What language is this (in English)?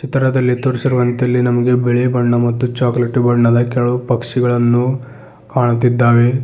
Kannada